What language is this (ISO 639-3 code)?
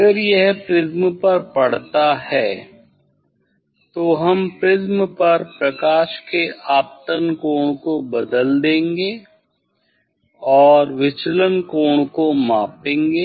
hin